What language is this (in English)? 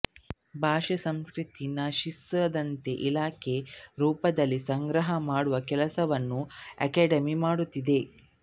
Kannada